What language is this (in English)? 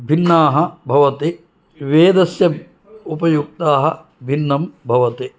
Sanskrit